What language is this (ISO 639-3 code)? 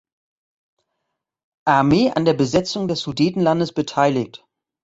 deu